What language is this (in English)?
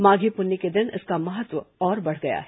Hindi